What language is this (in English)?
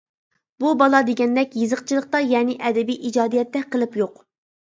Uyghur